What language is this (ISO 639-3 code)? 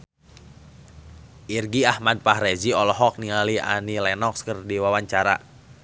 sun